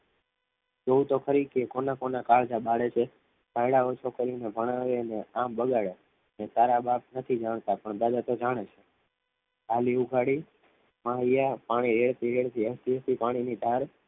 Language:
Gujarati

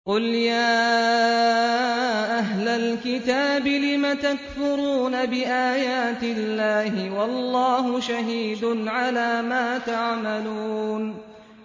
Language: Arabic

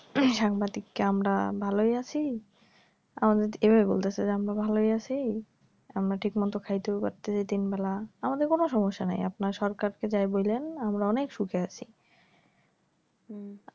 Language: Bangla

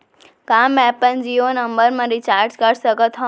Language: Chhattisgarhi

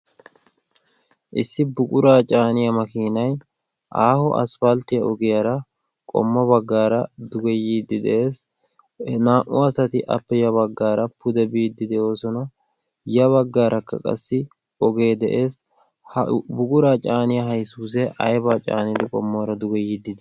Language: Wolaytta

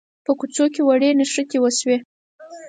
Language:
Pashto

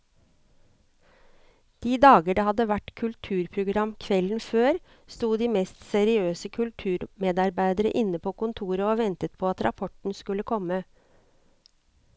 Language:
Norwegian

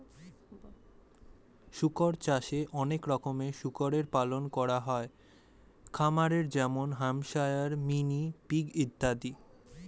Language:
Bangla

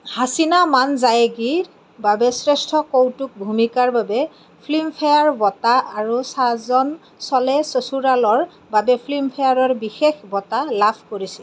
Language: Assamese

